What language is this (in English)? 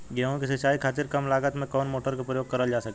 Bhojpuri